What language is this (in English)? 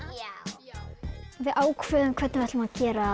Icelandic